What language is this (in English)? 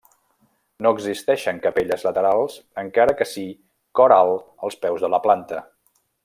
Catalan